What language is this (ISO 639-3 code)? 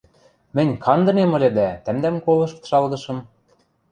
mrj